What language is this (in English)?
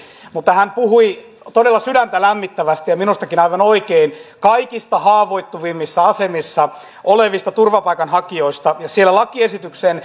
Finnish